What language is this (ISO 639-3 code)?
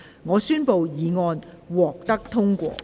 yue